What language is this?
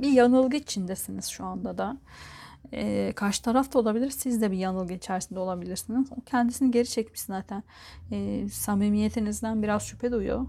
Turkish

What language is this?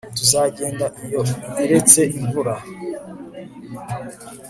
Kinyarwanda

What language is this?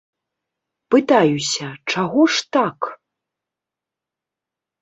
Belarusian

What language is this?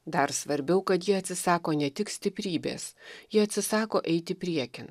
Lithuanian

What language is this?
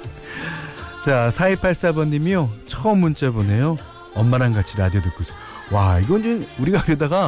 Korean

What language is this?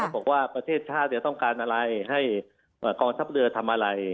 Thai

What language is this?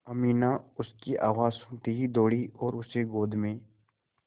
Hindi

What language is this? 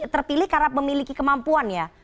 Indonesian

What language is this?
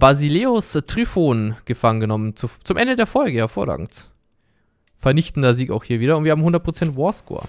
German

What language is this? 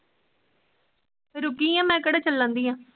Punjabi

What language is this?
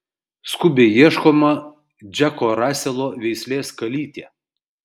Lithuanian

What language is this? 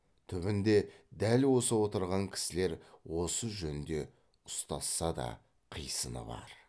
Kazakh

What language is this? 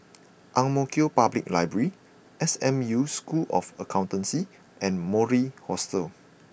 English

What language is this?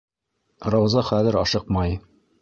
Bashkir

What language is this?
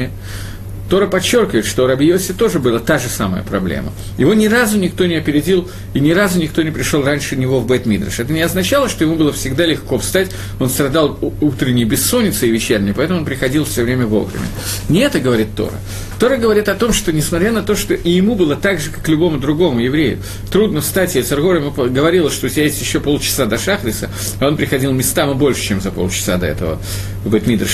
Russian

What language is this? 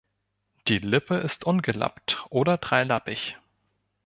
German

